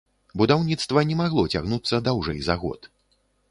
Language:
Belarusian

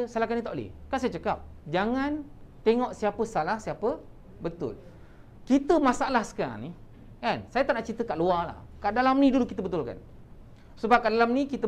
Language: Malay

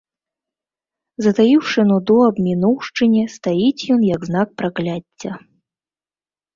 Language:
Belarusian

